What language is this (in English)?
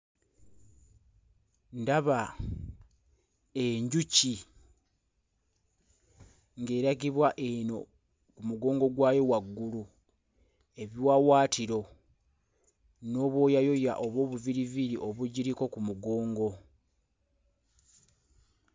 Ganda